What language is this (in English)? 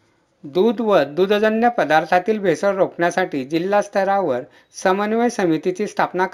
Marathi